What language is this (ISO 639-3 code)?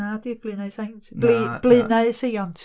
cym